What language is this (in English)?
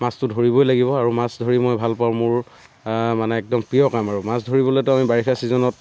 Assamese